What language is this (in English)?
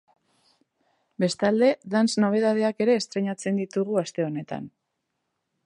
Basque